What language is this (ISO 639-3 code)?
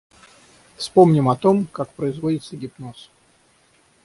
rus